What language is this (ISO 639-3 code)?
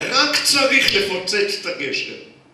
heb